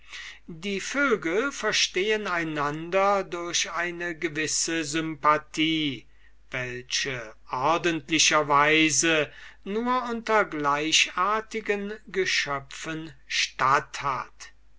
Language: German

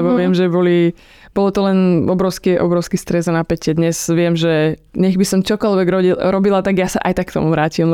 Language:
Slovak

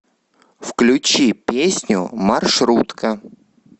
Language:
Russian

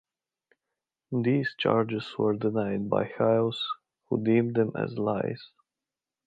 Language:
English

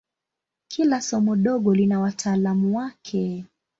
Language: Swahili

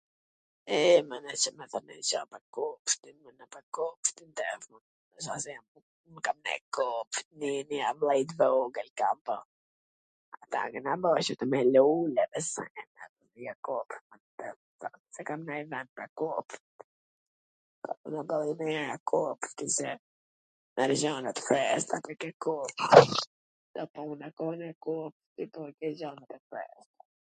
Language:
Gheg Albanian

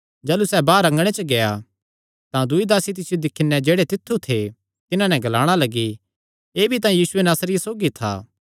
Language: Kangri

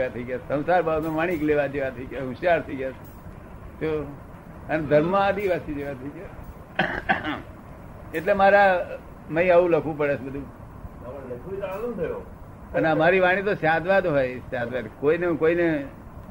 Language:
Gujarati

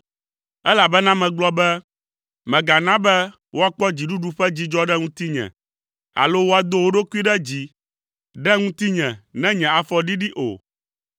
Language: Ewe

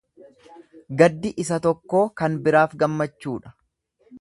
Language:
Oromo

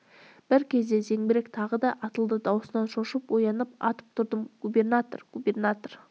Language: Kazakh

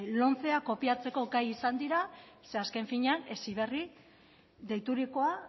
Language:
Basque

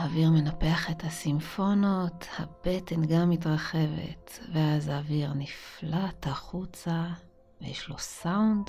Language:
Hebrew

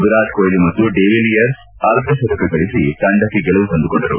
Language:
Kannada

